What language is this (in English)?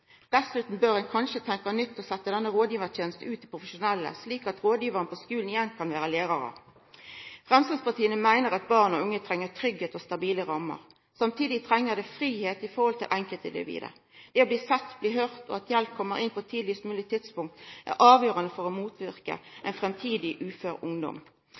Norwegian Nynorsk